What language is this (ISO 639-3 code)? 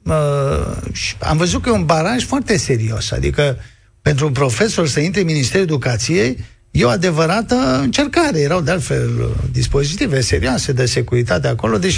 ron